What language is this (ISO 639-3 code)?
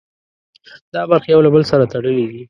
pus